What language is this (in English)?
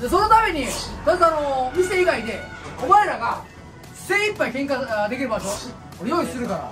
Japanese